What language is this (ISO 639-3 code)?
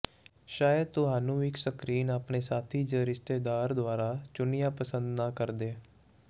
pan